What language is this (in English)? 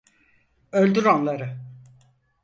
Turkish